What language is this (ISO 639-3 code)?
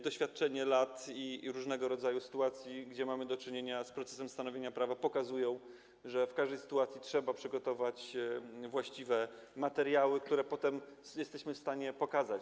pol